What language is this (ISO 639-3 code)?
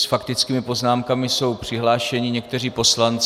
ces